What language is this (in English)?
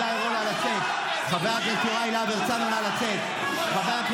Hebrew